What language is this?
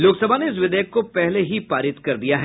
Hindi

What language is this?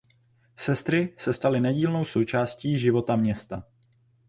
Czech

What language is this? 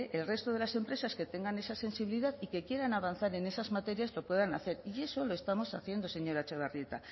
Spanish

